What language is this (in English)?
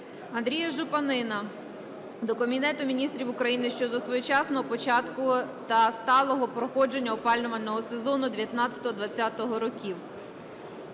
Ukrainian